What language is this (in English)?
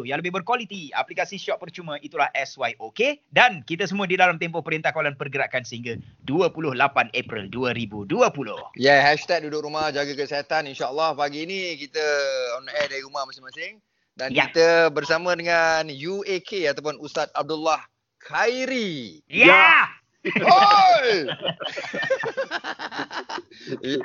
Malay